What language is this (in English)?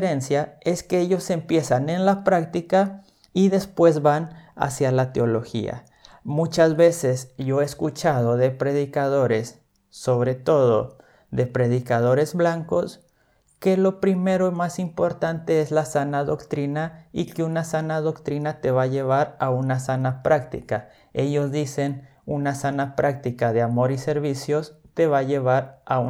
Spanish